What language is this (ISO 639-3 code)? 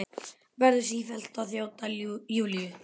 isl